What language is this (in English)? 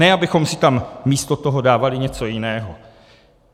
Czech